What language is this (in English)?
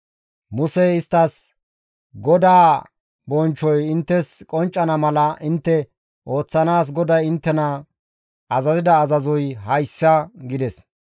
Gamo